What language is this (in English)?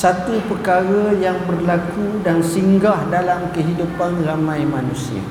Malay